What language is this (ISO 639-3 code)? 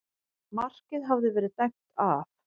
isl